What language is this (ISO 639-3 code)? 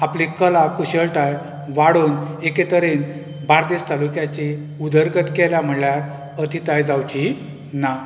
kok